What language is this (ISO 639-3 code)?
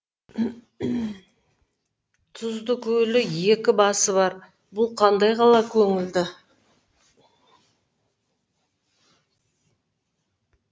kaz